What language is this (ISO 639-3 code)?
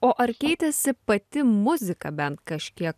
lit